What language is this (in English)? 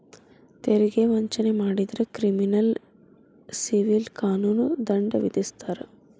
Kannada